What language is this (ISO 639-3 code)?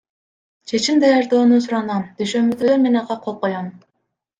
kir